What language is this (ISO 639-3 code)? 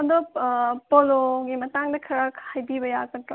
mni